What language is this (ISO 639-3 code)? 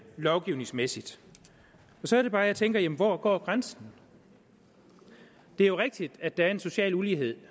dan